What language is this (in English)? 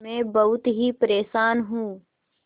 Hindi